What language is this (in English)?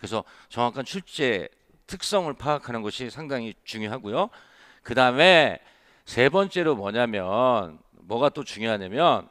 Korean